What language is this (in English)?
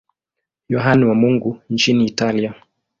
Swahili